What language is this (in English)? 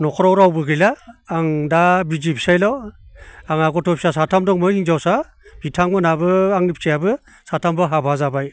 Bodo